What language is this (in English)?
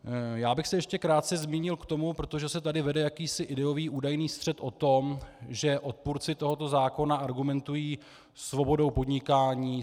Czech